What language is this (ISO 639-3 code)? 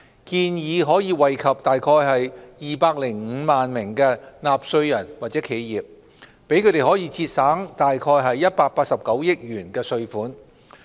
yue